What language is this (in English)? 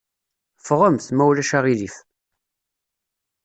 Kabyle